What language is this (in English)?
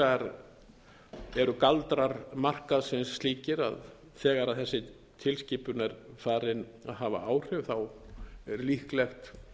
Icelandic